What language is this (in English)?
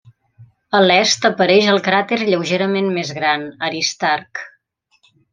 Catalan